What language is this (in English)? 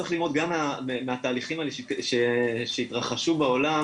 Hebrew